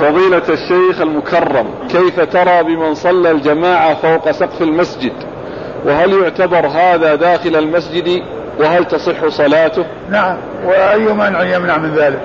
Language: Arabic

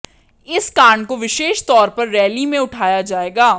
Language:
Hindi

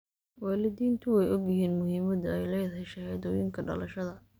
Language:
Somali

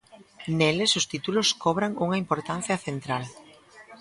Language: Galician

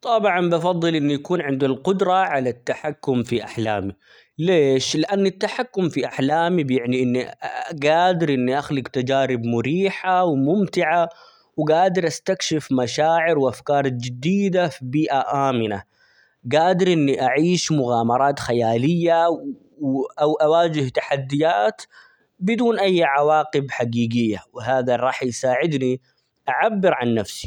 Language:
Omani Arabic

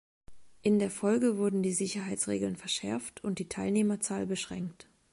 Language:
German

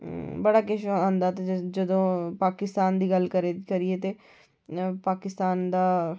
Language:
Dogri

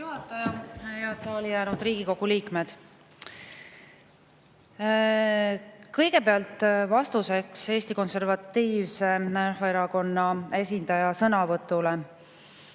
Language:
Estonian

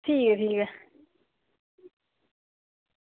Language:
Dogri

